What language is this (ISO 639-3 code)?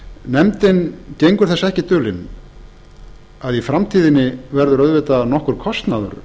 isl